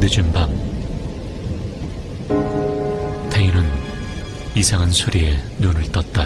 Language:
Korean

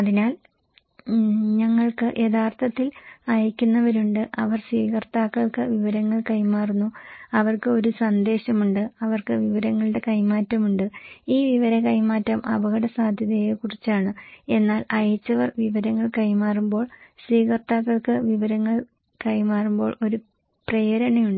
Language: Malayalam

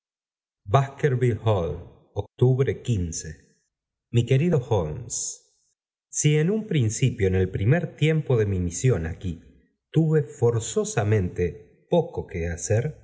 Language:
Spanish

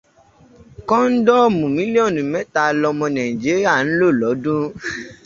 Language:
Yoruba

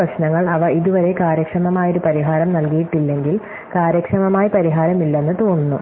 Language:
Malayalam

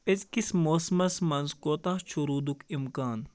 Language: Kashmiri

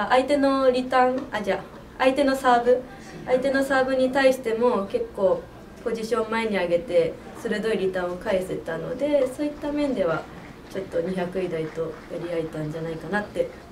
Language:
Japanese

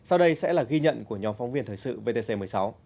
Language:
Vietnamese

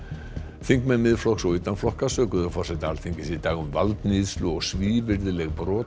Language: Icelandic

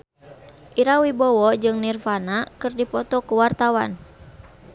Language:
Sundanese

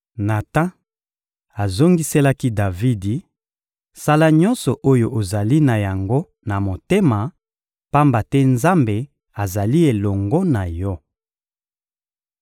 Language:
Lingala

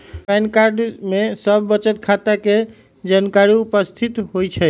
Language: Magahi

